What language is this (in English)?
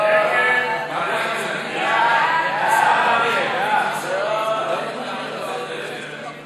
Hebrew